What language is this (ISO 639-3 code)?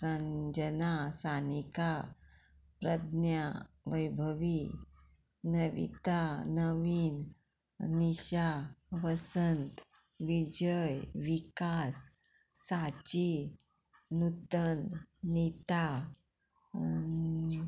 kok